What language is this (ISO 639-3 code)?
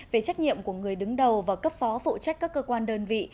vie